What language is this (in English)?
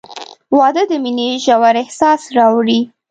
Pashto